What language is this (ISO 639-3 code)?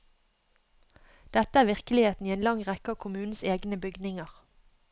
nor